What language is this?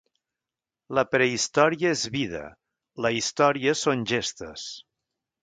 Catalan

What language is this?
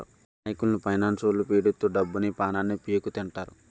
Telugu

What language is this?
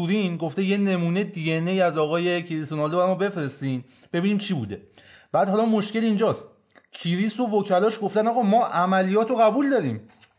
Persian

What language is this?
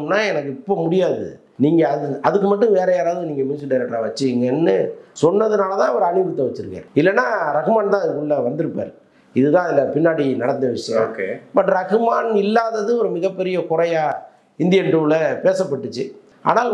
Tamil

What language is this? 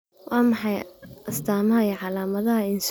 Somali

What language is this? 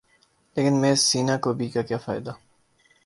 Urdu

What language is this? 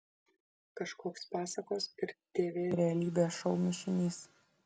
Lithuanian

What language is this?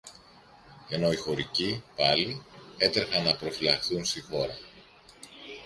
Greek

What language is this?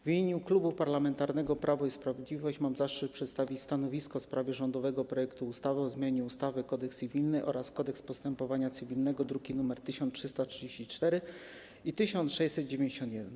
Polish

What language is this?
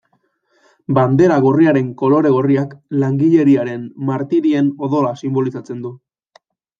Basque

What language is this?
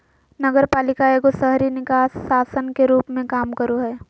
Magahi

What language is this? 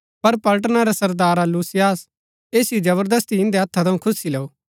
Gaddi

